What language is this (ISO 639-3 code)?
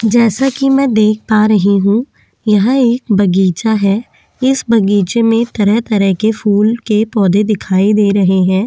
hin